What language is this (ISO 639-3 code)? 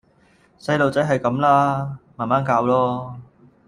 yue